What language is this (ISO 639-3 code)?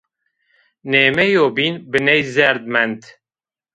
zza